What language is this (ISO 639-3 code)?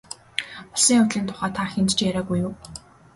mon